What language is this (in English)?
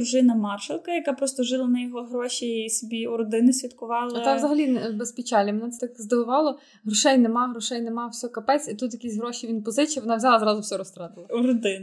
Ukrainian